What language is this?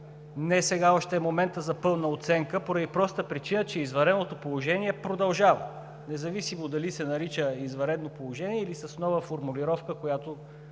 Bulgarian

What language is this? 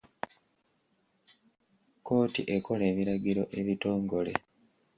Ganda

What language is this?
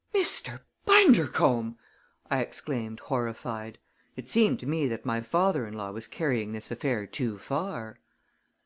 English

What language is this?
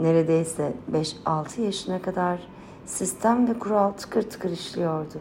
Turkish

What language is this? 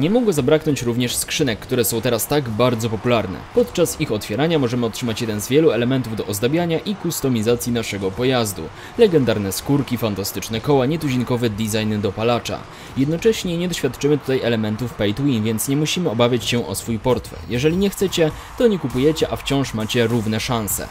Polish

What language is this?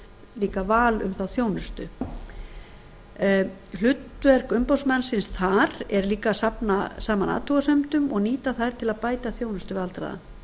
Icelandic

